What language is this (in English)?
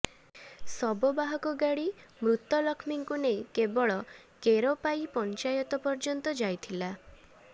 Odia